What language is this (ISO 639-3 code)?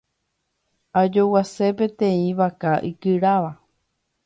grn